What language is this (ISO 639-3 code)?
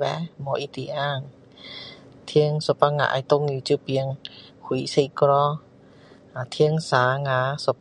cdo